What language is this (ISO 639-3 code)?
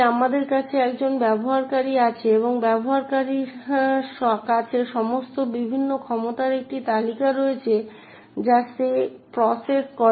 ben